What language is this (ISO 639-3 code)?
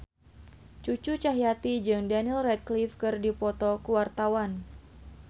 sun